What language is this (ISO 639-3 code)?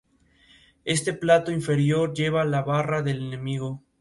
spa